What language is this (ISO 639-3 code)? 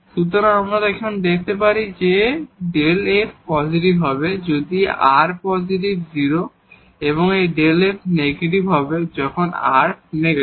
ben